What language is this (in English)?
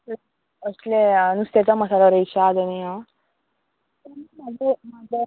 Konkani